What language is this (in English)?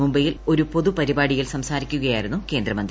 Malayalam